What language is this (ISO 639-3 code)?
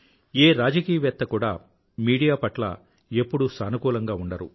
tel